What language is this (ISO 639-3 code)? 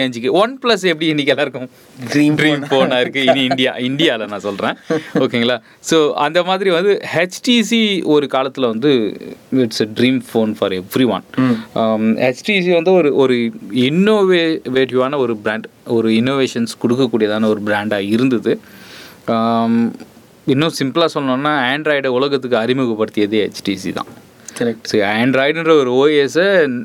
tam